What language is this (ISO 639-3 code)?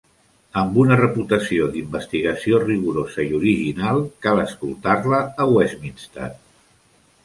cat